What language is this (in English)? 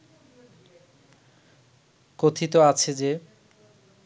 Bangla